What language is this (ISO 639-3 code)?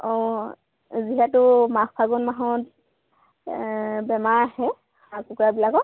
asm